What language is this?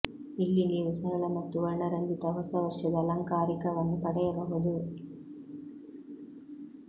Kannada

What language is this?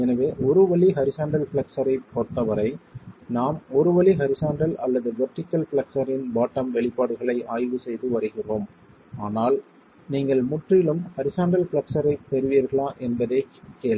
Tamil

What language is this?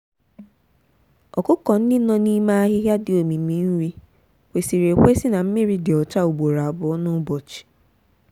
Igbo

